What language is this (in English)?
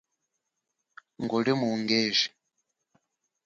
Chokwe